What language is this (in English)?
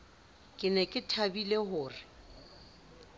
Southern Sotho